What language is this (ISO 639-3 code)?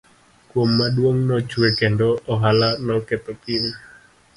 luo